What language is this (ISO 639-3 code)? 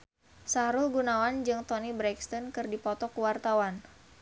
sun